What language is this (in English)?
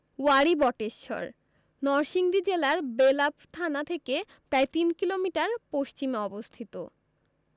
Bangla